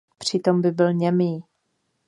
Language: Czech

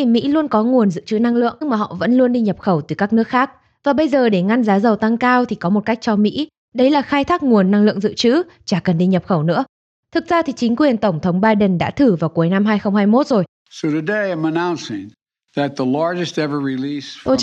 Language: Vietnamese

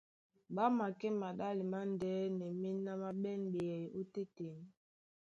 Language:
Duala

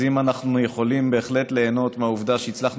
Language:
Hebrew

